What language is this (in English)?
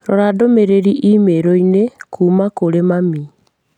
Kikuyu